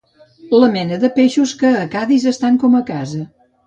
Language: Catalan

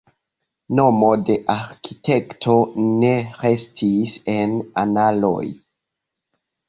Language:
Esperanto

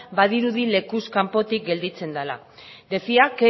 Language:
Basque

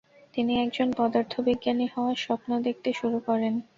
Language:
Bangla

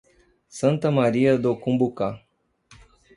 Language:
Portuguese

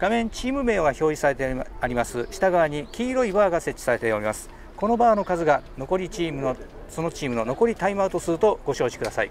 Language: Japanese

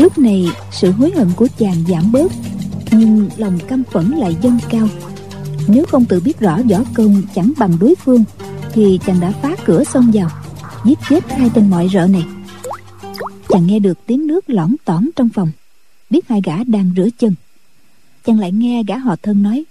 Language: Vietnamese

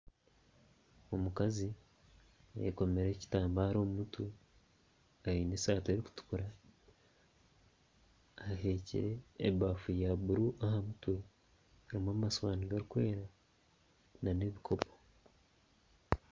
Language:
Nyankole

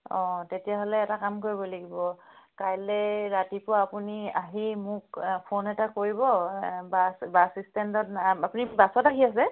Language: Assamese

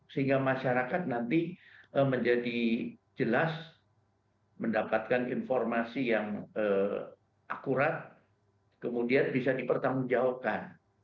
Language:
Indonesian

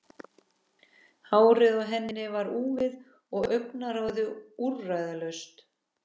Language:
Icelandic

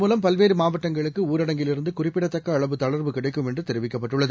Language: Tamil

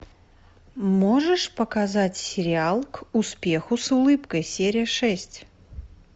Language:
Russian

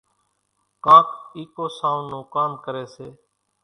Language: Kachi Koli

